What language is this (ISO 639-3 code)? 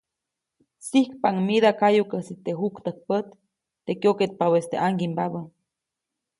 zoc